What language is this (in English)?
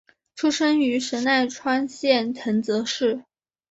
Chinese